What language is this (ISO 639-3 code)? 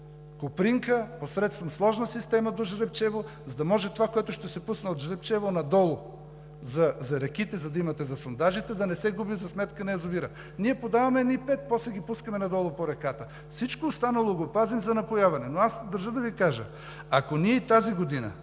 bul